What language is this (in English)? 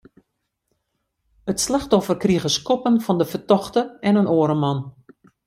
Western Frisian